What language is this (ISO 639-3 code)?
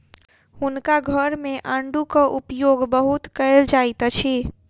mai